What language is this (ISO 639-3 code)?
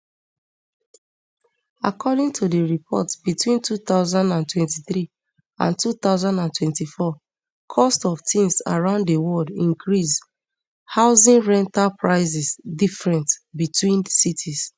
pcm